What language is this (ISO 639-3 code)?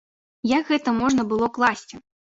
bel